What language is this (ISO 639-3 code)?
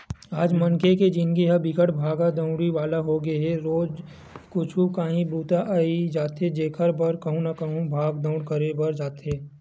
hne